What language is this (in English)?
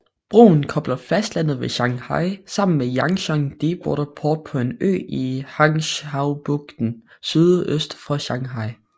Danish